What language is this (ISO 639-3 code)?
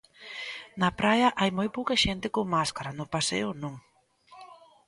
glg